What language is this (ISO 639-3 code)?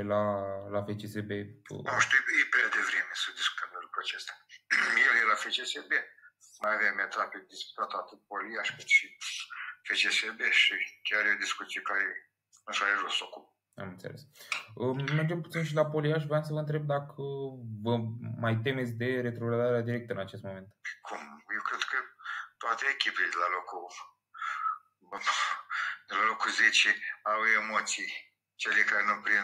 ron